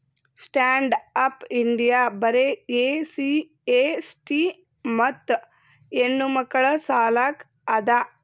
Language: Kannada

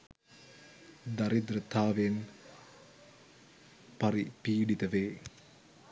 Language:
Sinhala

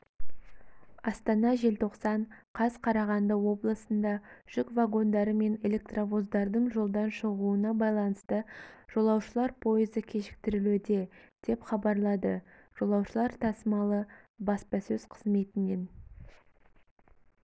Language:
Kazakh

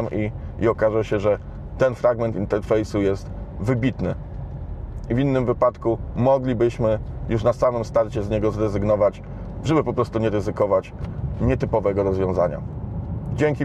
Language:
Polish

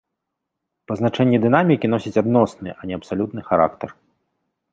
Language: Belarusian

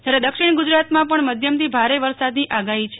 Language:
Gujarati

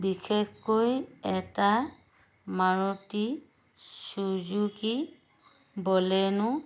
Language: Assamese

